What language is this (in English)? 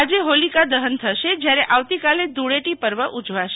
Gujarati